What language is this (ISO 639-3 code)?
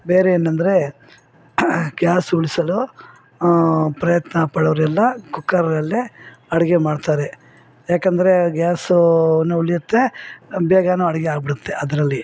kan